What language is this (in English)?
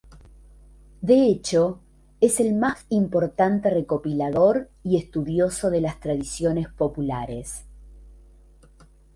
Spanish